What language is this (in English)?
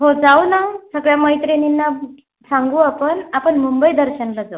Marathi